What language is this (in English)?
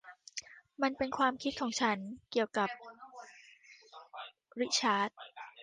Thai